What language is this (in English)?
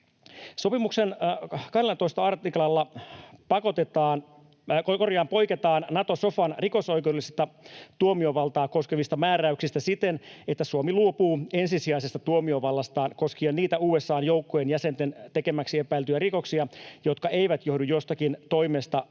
Finnish